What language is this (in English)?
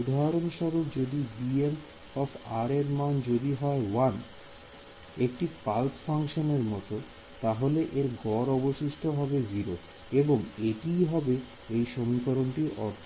Bangla